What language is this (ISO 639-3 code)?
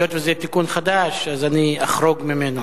heb